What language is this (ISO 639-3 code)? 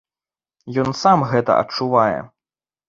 bel